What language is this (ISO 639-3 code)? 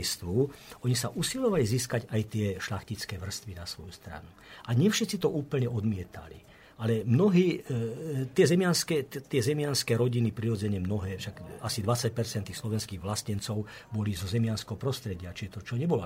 slk